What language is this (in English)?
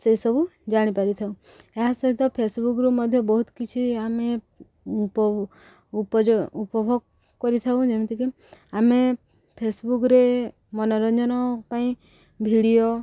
Odia